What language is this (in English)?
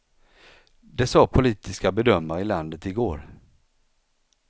Swedish